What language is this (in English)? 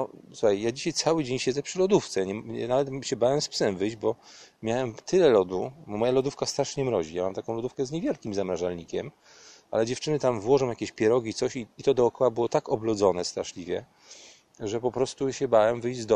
Polish